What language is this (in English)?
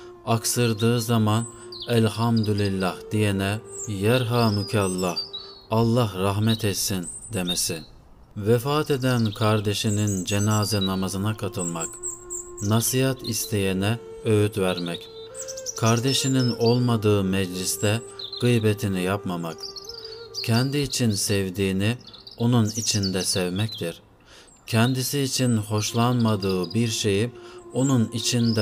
Turkish